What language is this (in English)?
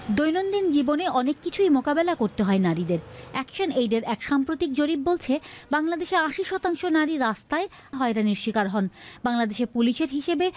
Bangla